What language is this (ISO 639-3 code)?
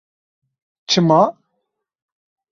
kur